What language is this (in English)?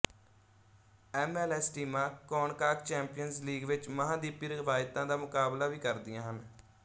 Punjabi